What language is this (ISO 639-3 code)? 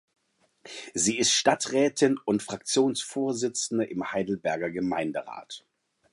deu